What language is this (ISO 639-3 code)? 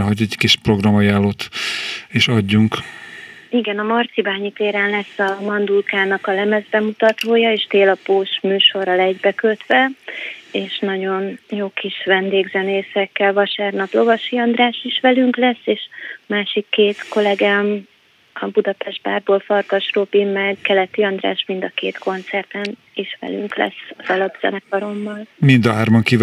hun